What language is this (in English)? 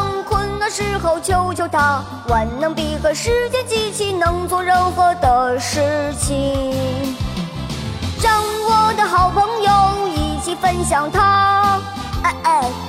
Chinese